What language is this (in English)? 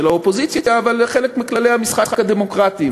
Hebrew